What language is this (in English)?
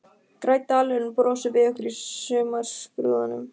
Icelandic